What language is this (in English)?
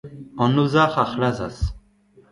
Breton